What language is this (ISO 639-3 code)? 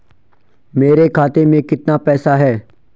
hin